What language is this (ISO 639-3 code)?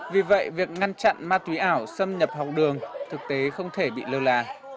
vie